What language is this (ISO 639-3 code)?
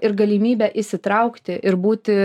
lit